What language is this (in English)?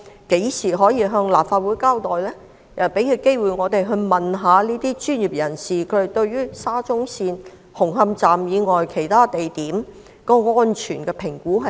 Cantonese